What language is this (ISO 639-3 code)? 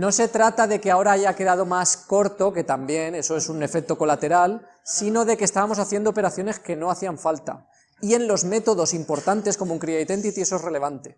spa